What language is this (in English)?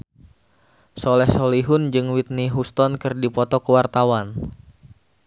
Sundanese